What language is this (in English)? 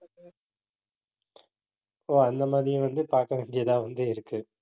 Tamil